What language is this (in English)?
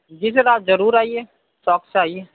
Urdu